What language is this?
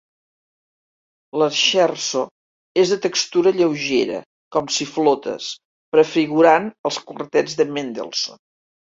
Catalan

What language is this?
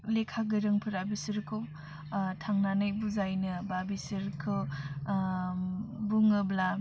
Bodo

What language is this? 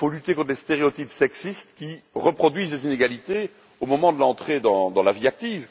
French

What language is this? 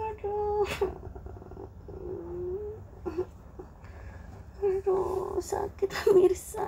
Indonesian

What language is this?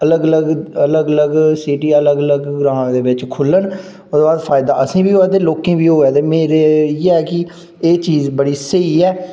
Dogri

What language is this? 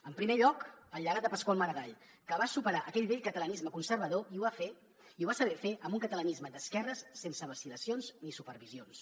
Catalan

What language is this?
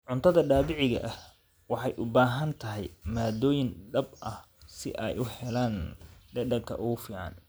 Somali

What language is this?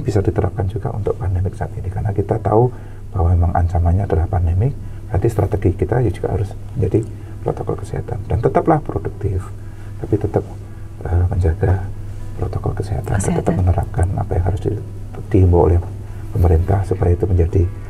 Indonesian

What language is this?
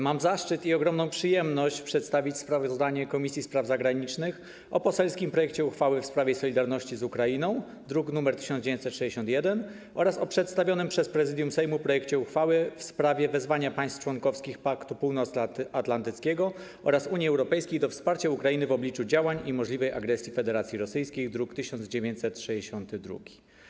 Polish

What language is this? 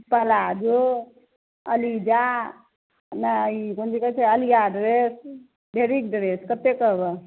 Maithili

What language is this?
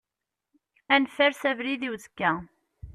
Kabyle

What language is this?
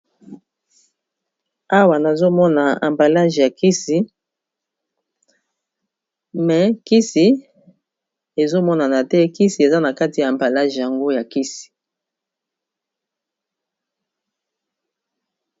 Lingala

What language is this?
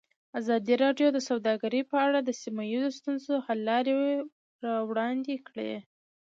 Pashto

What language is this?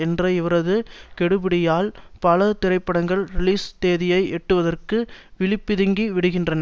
Tamil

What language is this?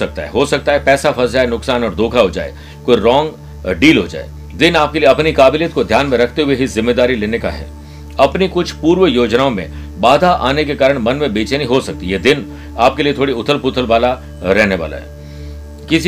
Hindi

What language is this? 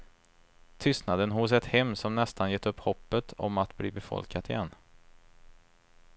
Swedish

